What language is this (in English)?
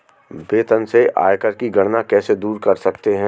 Hindi